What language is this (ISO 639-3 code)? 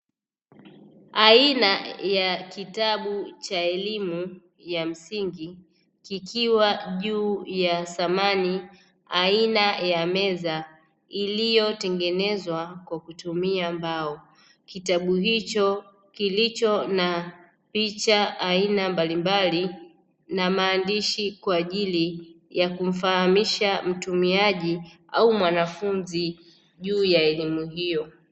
swa